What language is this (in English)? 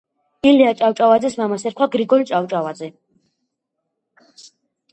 Georgian